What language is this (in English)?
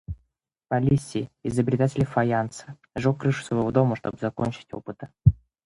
Russian